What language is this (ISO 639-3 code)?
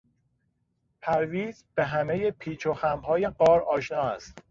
fas